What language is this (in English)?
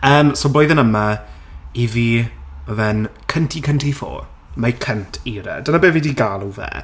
Welsh